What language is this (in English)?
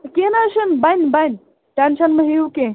Kashmiri